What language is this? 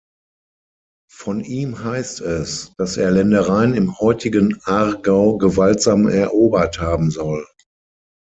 German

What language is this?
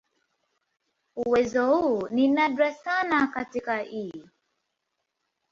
Swahili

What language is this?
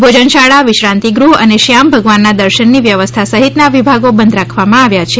Gujarati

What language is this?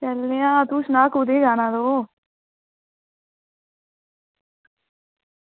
Dogri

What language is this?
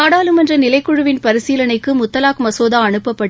Tamil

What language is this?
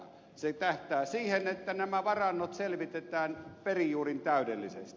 Finnish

